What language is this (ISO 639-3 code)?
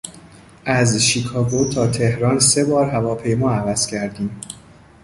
fas